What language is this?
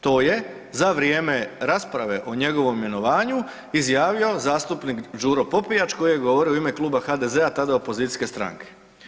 Croatian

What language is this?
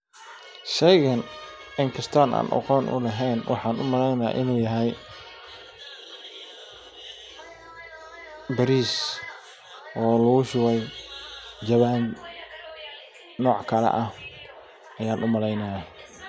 Somali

